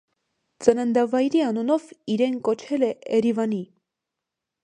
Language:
Armenian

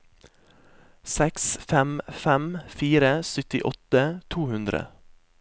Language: Norwegian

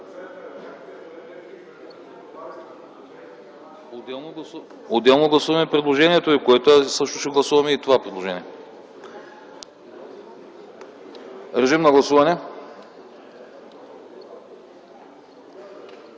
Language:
Bulgarian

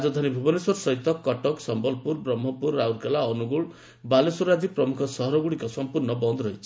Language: Odia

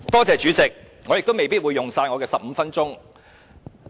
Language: Cantonese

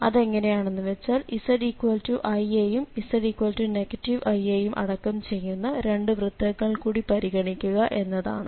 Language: Malayalam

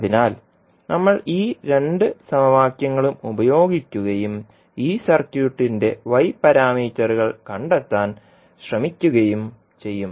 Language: Malayalam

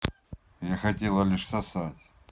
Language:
Russian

